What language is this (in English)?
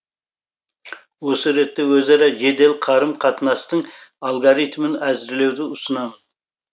Kazakh